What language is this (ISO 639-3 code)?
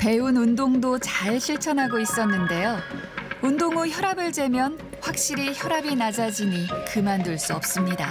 kor